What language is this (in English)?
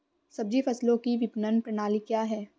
Hindi